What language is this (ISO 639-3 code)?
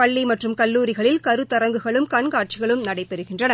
tam